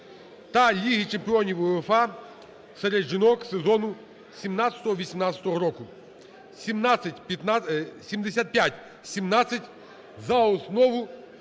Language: Ukrainian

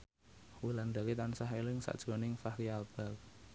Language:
Javanese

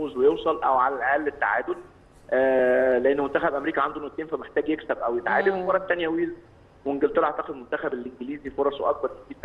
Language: Arabic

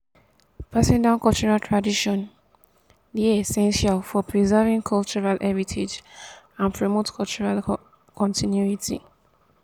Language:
Nigerian Pidgin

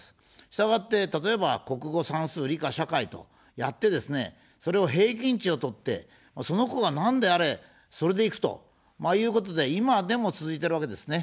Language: Japanese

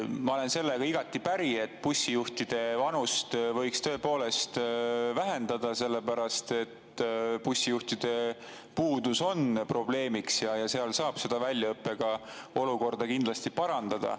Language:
Estonian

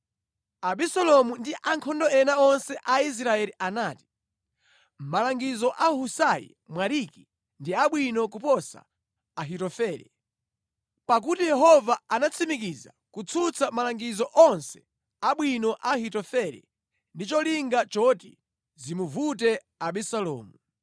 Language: Nyanja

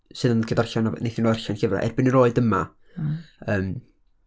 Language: Welsh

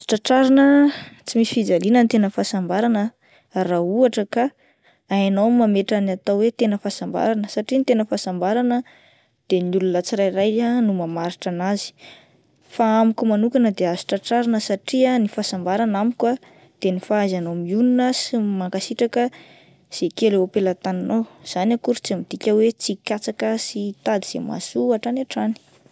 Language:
Malagasy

